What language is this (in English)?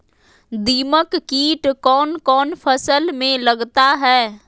Magahi